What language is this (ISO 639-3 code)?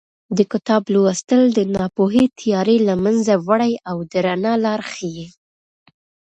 pus